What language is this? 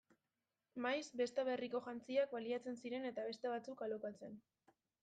Basque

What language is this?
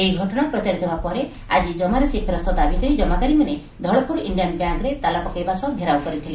Odia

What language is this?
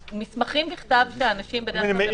Hebrew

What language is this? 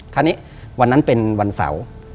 Thai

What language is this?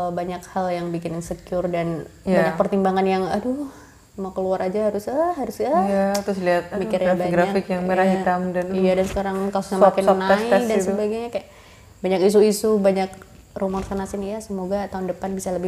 Indonesian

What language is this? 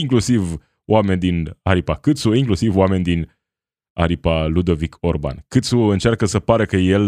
Romanian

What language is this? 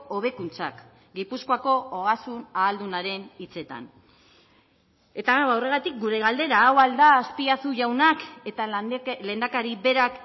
Basque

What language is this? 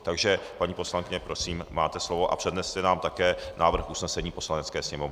Czech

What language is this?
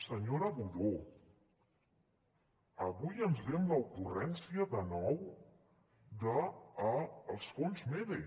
Catalan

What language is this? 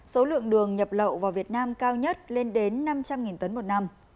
Vietnamese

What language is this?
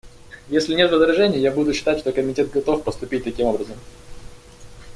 Russian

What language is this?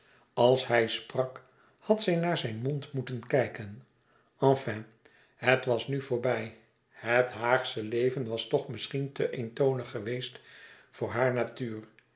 Dutch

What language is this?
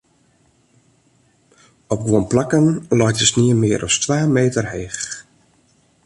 Western Frisian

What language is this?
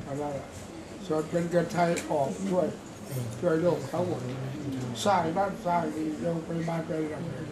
Thai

